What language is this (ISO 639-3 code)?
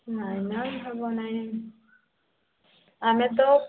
ori